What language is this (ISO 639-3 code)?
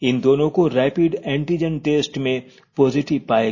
hin